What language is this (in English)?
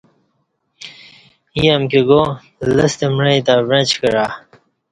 Kati